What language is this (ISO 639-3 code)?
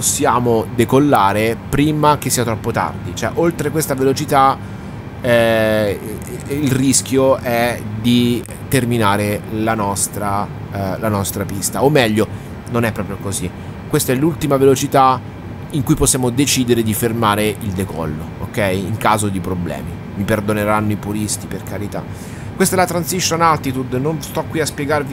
ita